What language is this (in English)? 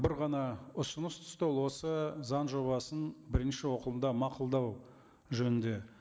Kazakh